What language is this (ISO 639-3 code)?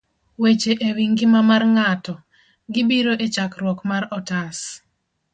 luo